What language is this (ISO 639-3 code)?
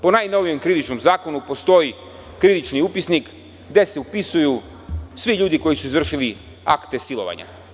srp